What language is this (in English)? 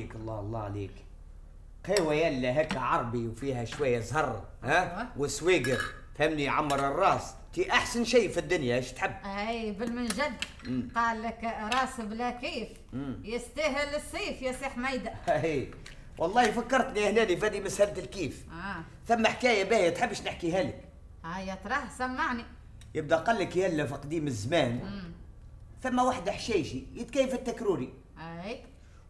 Arabic